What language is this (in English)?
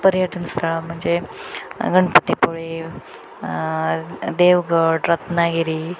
Marathi